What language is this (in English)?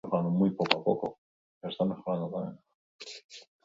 Basque